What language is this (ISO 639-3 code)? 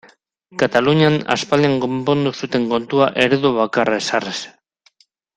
eus